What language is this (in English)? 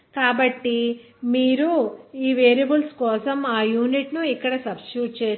Telugu